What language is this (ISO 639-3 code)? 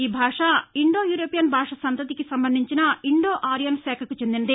tel